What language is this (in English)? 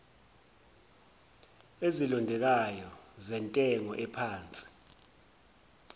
Zulu